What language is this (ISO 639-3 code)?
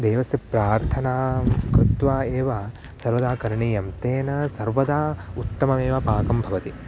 san